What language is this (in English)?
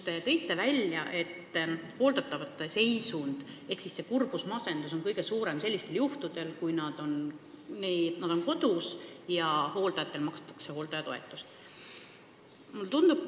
Estonian